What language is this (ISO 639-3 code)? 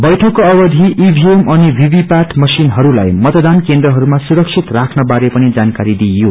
nep